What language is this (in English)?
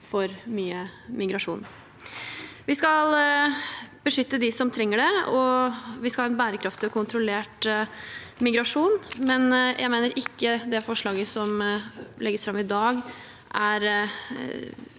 Norwegian